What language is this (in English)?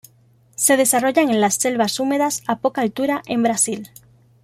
Spanish